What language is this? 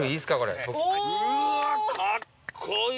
Japanese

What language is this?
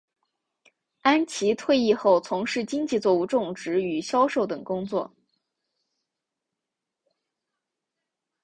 Chinese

